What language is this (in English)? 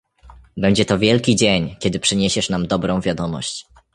Polish